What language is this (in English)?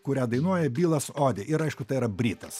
Lithuanian